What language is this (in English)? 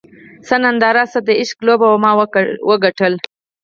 Pashto